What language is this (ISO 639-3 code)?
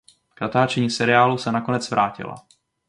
ces